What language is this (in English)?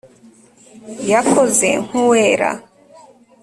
Kinyarwanda